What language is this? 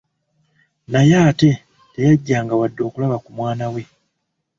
Ganda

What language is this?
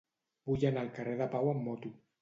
Catalan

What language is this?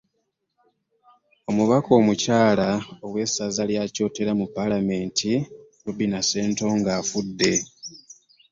Ganda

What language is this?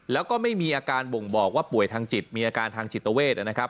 Thai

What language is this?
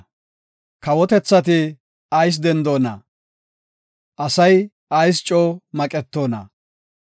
Gofa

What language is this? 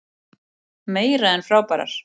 Icelandic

